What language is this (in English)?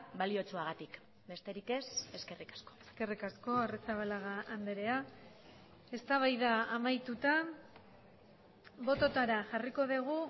Basque